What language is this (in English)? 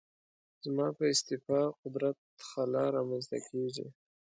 Pashto